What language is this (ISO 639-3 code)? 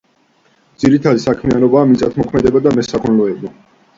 kat